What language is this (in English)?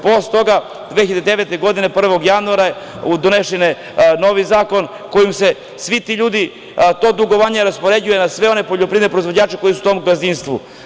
Serbian